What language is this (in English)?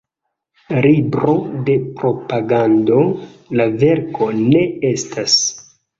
Esperanto